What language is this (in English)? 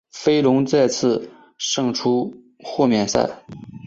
Chinese